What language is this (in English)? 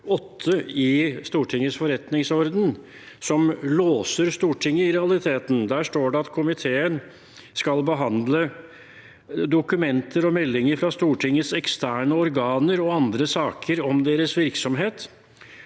Norwegian